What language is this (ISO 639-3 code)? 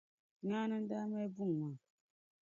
dag